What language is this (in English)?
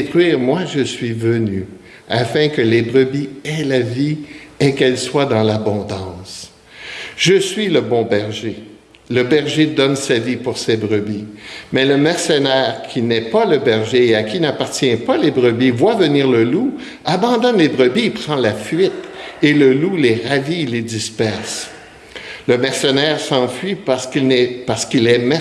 French